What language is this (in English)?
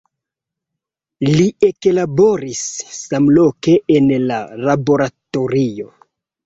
Esperanto